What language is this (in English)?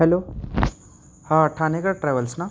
Marathi